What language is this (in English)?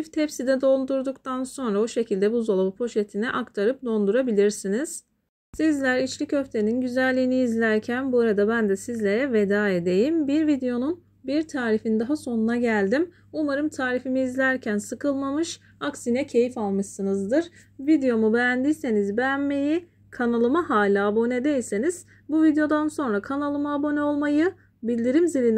Turkish